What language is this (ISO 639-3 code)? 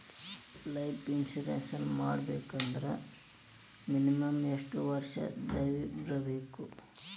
kan